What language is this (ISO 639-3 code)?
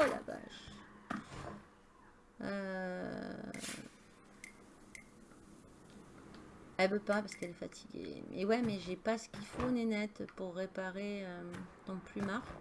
fra